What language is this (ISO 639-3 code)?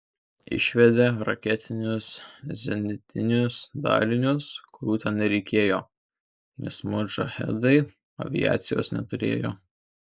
lit